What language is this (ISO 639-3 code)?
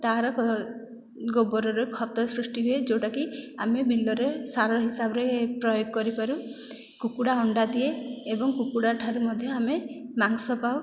ori